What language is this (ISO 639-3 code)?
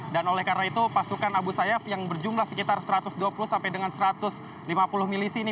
ind